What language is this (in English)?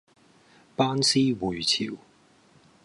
Cantonese